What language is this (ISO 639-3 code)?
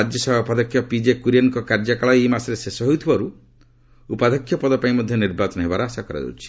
ori